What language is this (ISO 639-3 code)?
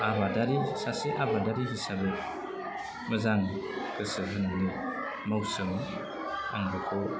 brx